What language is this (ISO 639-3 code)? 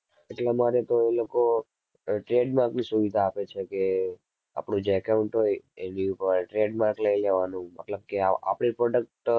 guj